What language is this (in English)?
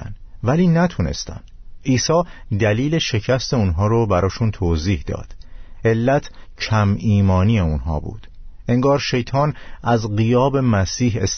Persian